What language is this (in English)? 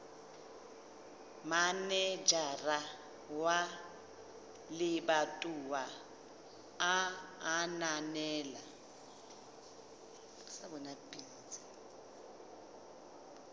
Southern Sotho